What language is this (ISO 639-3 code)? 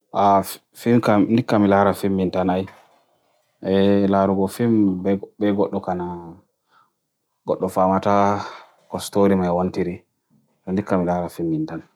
fui